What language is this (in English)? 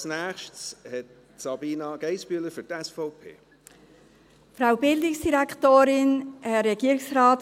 Swiss German